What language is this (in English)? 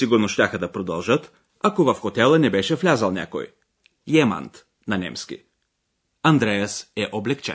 Bulgarian